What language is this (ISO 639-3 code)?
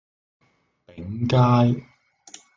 yue